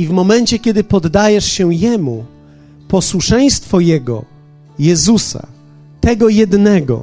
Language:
Polish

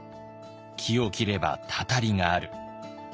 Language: Japanese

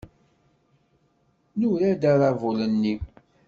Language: Kabyle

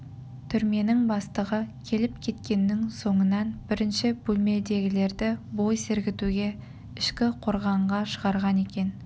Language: Kazakh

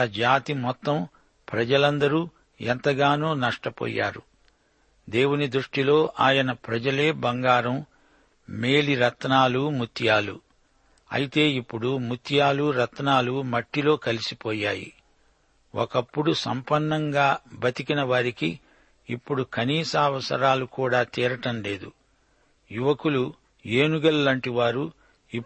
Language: Telugu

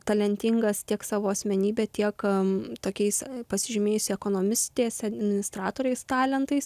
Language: Lithuanian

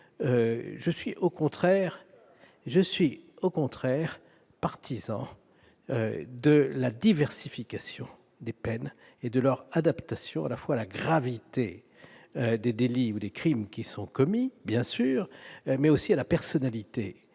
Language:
French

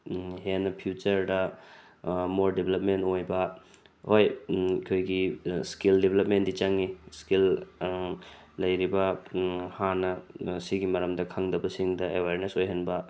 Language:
Manipuri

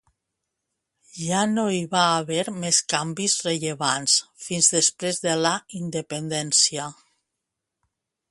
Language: Catalan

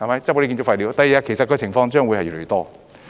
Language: Cantonese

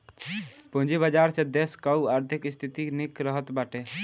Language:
Bhojpuri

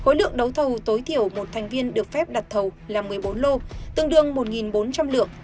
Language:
Vietnamese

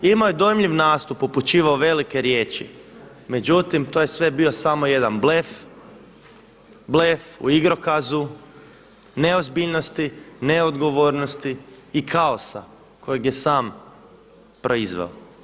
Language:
Croatian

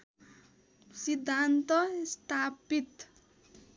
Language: Nepali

